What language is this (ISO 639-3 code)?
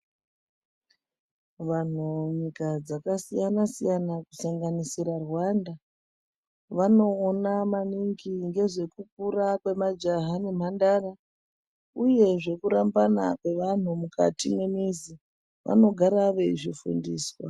ndc